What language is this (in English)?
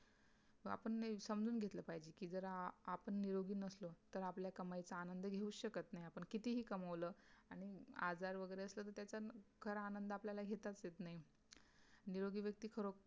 Marathi